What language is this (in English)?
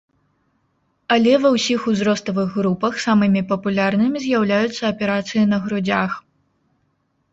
Belarusian